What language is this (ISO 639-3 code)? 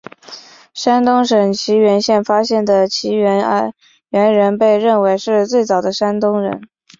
zho